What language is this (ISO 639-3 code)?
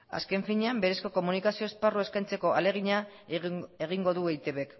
eus